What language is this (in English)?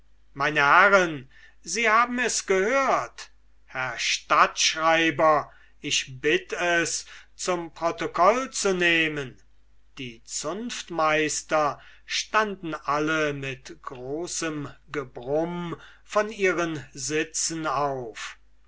German